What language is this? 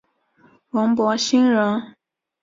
Chinese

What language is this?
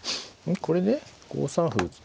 Japanese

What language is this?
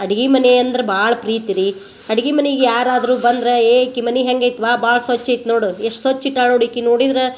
Kannada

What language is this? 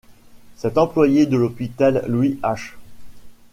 French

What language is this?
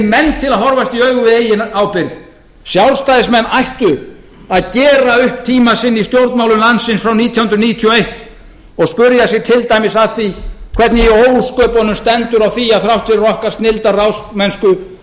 Icelandic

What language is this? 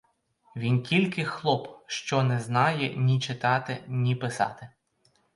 Ukrainian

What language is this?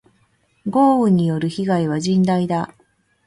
Japanese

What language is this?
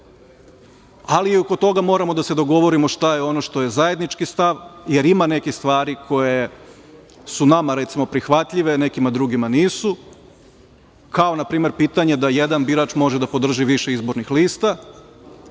Serbian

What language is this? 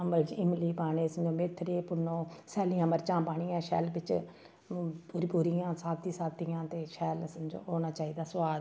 Dogri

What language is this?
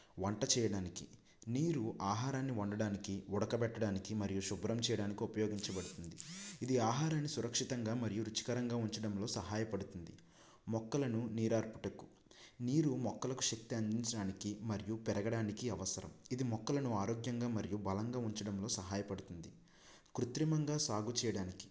Telugu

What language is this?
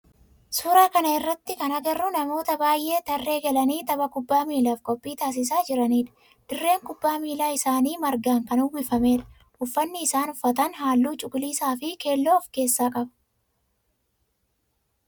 Oromo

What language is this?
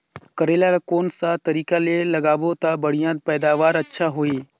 Chhattisgarhi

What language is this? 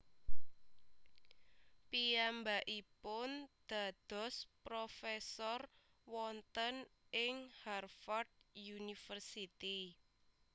Javanese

